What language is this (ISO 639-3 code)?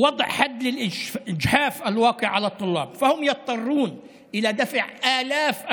heb